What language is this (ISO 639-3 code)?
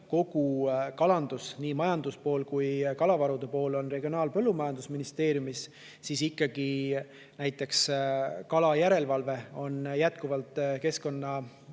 est